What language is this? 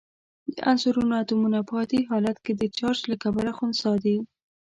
Pashto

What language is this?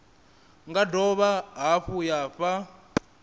Venda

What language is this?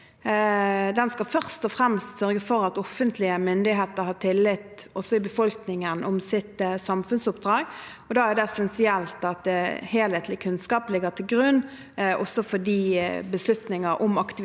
Norwegian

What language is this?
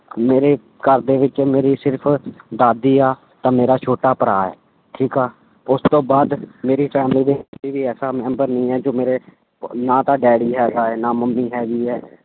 Punjabi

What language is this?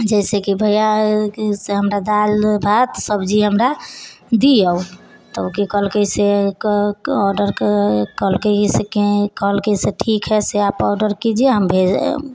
Maithili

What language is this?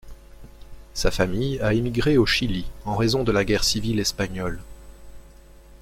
French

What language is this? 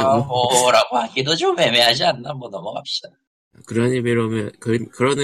Korean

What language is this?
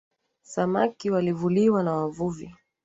Swahili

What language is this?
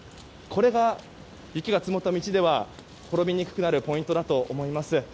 Japanese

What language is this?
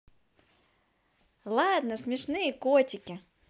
Russian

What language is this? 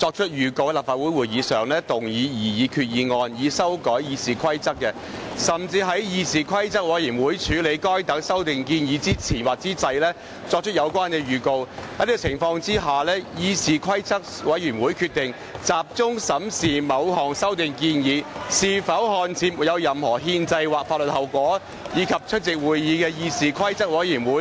Cantonese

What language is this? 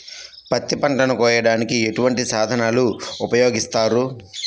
Telugu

